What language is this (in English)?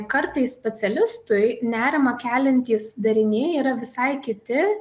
Lithuanian